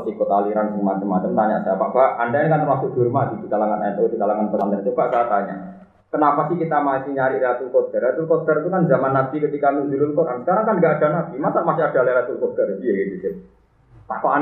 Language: Malay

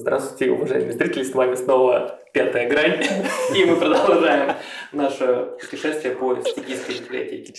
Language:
Russian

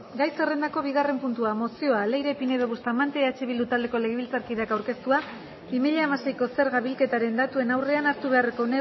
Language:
Basque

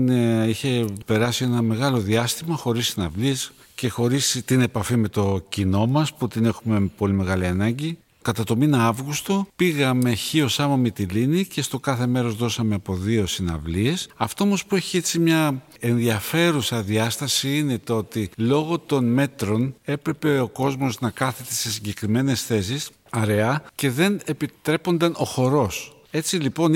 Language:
Greek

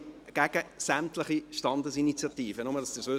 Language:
Swiss German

